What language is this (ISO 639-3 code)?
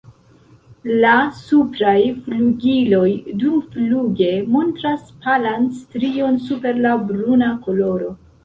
epo